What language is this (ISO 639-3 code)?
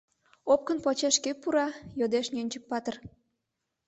chm